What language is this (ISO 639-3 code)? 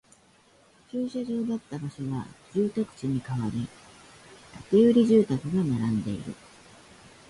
jpn